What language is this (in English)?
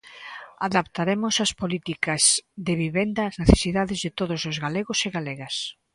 Galician